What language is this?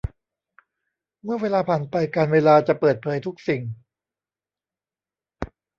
Thai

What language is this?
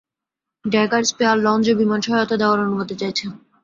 Bangla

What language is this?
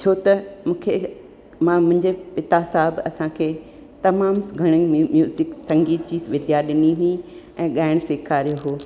Sindhi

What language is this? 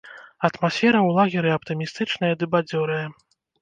Belarusian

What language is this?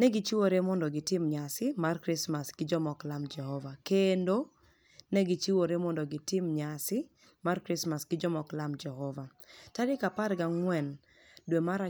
Luo (Kenya and Tanzania)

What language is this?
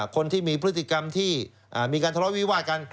Thai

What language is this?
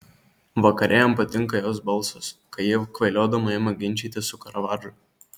Lithuanian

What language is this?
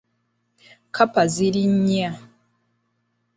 Ganda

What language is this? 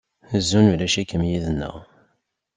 Kabyle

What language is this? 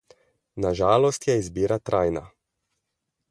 Slovenian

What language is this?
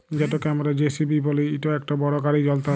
Bangla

